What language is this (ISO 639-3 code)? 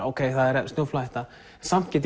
isl